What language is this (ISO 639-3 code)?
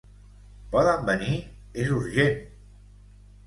cat